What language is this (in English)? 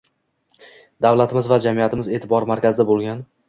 Uzbek